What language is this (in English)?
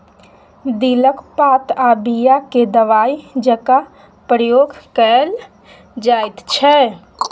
Maithili